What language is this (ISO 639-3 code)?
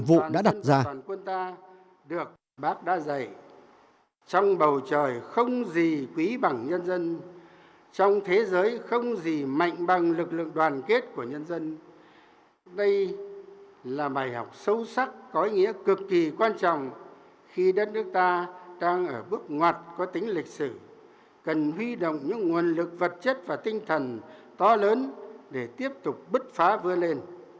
vie